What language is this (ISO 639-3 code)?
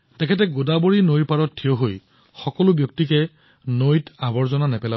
asm